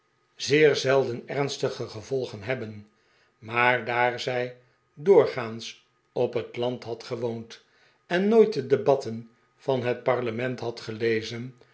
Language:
Dutch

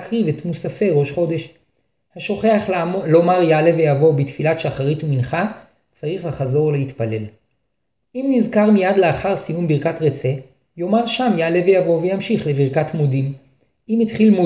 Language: Hebrew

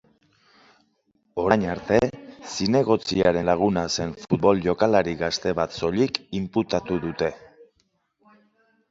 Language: Basque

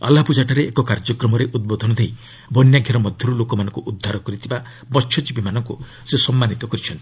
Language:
Odia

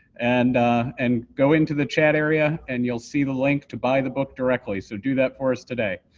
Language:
English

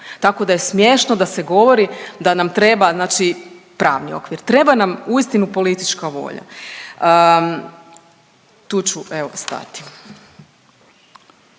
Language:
Croatian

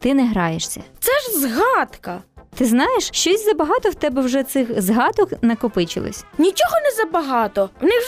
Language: Ukrainian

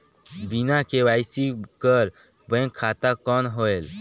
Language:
Chhattisgarhi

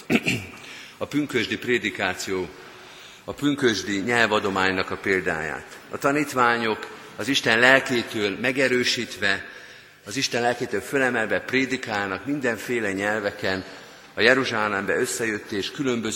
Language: Hungarian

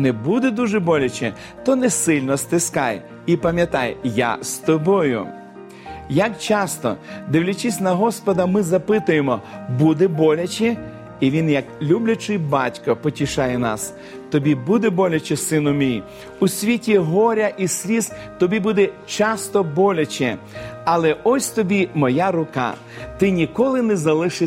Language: Ukrainian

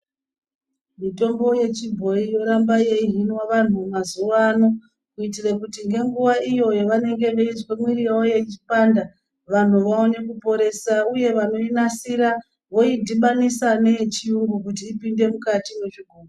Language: Ndau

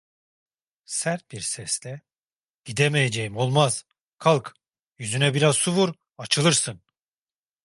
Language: Turkish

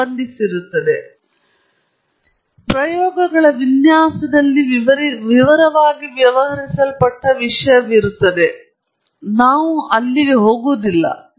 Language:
Kannada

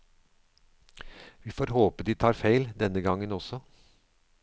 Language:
Norwegian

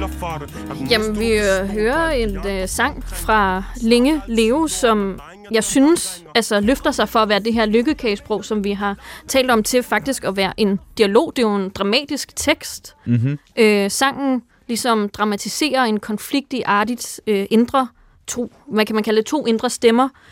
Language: Danish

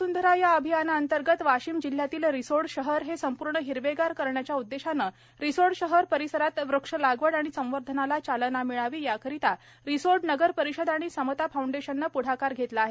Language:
Marathi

